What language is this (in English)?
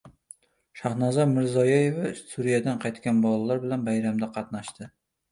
Uzbek